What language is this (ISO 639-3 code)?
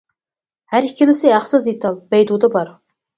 uig